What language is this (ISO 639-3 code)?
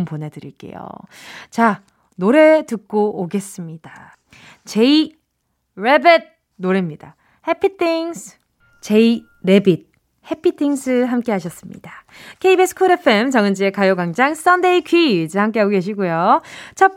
kor